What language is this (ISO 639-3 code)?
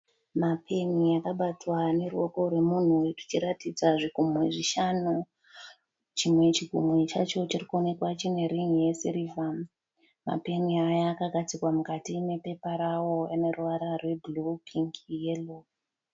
sna